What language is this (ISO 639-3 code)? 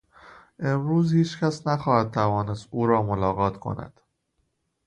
fas